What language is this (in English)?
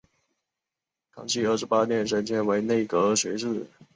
Chinese